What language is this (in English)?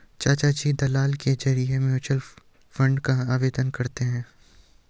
Hindi